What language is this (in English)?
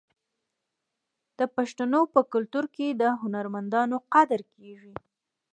Pashto